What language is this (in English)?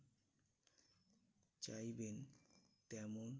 Bangla